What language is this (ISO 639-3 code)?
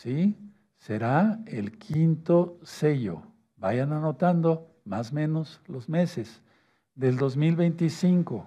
spa